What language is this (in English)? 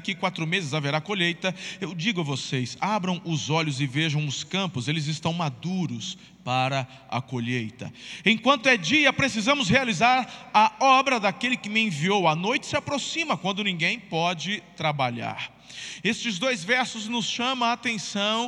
Portuguese